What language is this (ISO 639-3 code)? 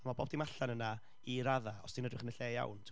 cym